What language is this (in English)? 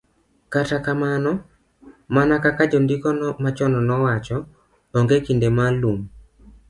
Luo (Kenya and Tanzania)